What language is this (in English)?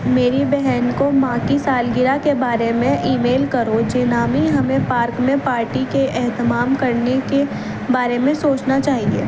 Urdu